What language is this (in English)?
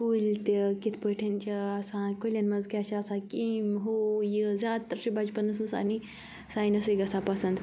Kashmiri